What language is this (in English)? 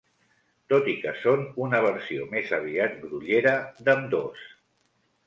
Catalan